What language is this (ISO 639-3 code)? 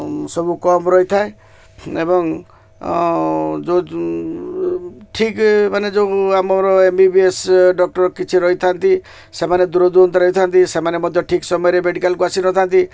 ori